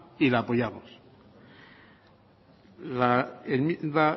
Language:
Spanish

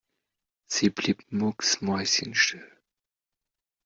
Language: German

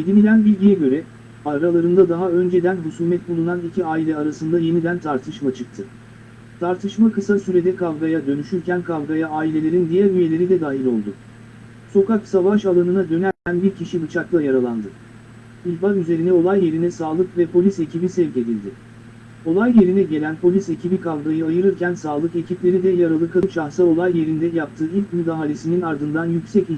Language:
Turkish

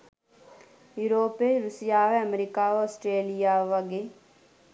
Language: Sinhala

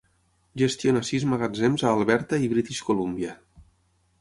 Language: Catalan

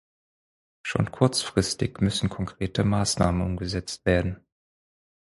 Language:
German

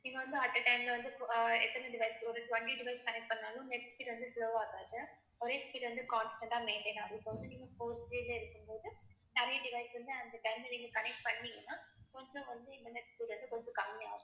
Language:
Tamil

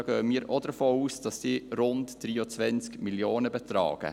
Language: Swiss German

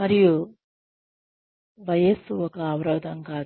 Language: Telugu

